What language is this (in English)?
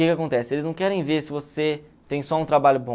Portuguese